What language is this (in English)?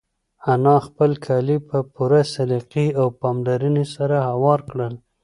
Pashto